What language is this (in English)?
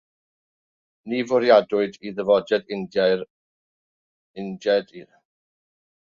Welsh